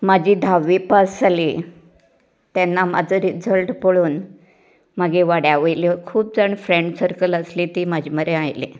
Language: Konkani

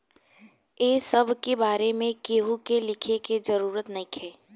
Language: Bhojpuri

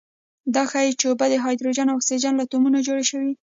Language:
Pashto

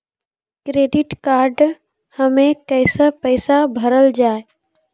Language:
Maithili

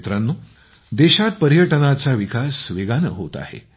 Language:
Marathi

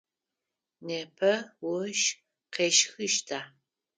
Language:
Adyghe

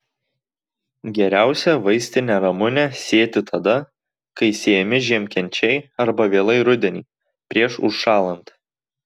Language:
Lithuanian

